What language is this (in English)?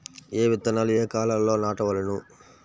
Telugu